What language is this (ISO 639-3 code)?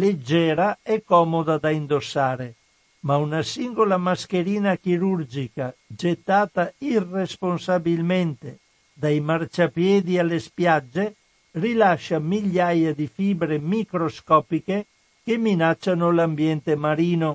ita